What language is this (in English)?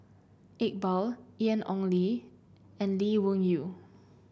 English